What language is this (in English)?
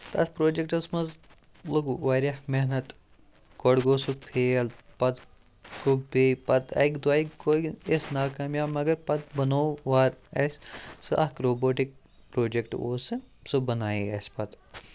Kashmiri